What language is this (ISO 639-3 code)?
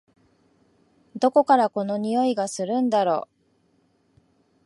jpn